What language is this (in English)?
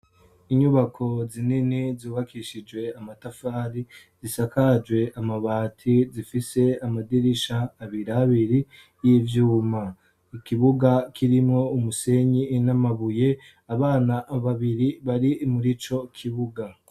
Rundi